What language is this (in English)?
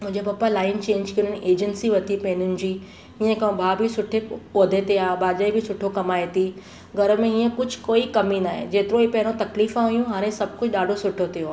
Sindhi